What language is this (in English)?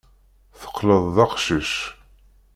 Kabyle